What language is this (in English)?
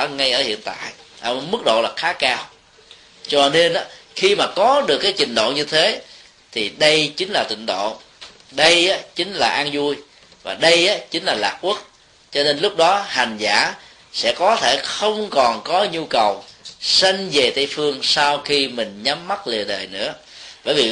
Vietnamese